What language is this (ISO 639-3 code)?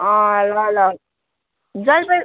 nep